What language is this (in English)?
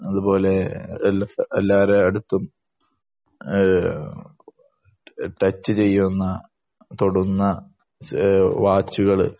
Malayalam